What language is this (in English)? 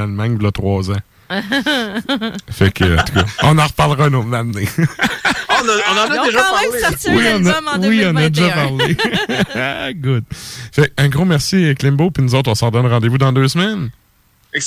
French